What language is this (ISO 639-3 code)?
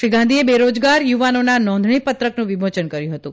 guj